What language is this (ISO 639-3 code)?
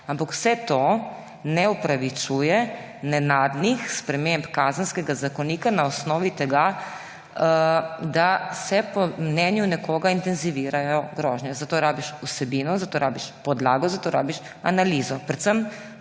slv